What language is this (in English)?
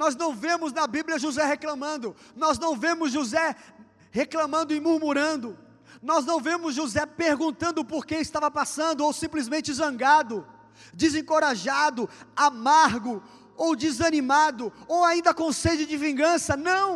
Portuguese